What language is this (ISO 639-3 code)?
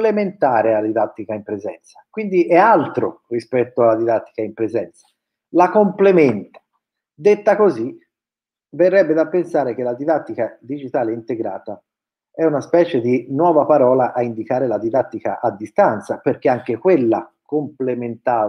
ita